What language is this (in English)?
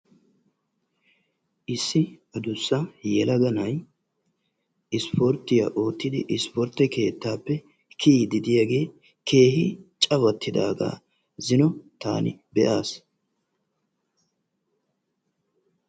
Wolaytta